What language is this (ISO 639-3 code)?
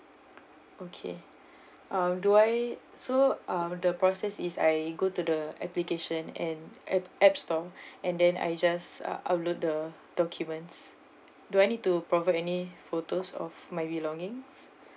eng